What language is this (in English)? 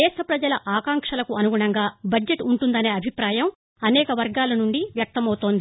Telugu